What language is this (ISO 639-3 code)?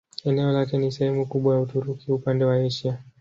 swa